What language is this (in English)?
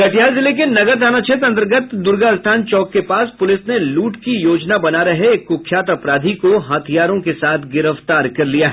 Hindi